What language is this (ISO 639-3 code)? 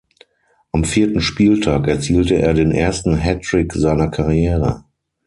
deu